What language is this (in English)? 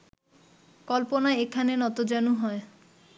Bangla